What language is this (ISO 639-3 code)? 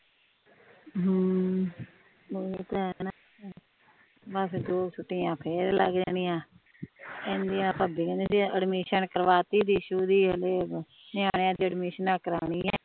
pan